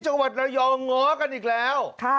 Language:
Thai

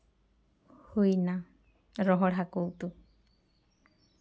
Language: Santali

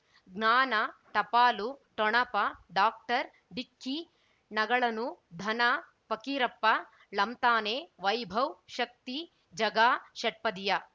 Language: Kannada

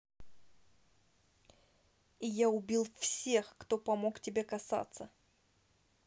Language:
Russian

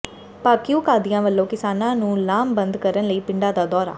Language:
Punjabi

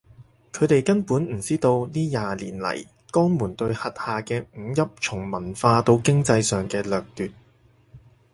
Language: Cantonese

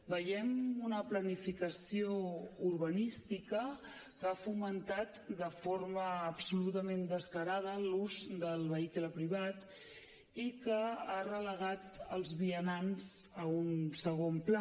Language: Catalan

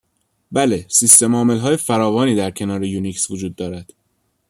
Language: Persian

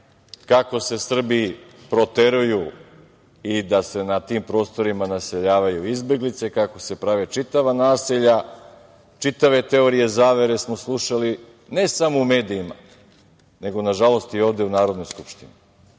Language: Serbian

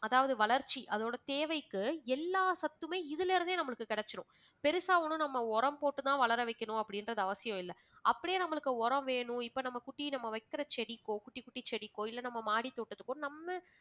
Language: Tamil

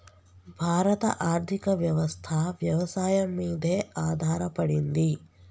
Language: Telugu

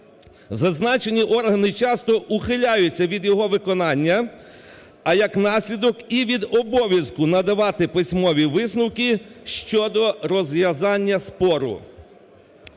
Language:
Ukrainian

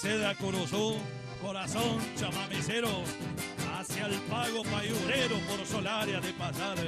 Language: Spanish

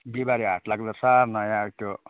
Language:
Nepali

